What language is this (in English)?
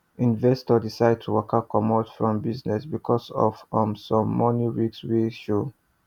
Nigerian Pidgin